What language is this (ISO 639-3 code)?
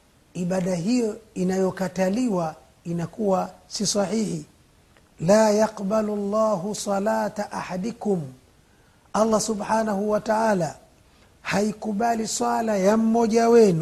swa